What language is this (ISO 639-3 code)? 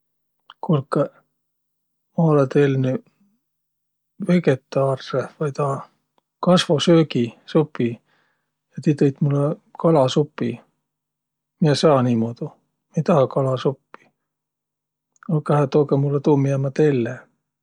vro